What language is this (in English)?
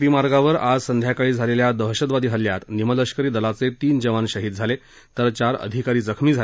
Marathi